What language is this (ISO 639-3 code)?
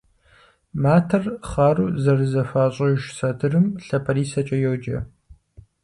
kbd